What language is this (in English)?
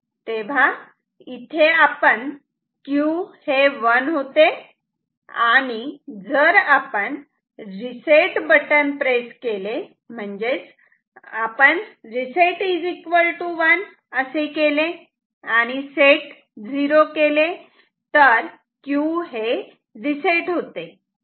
Marathi